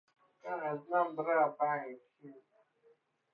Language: Persian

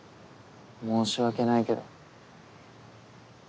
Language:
Japanese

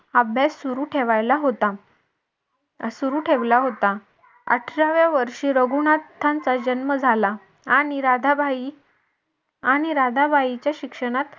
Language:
Marathi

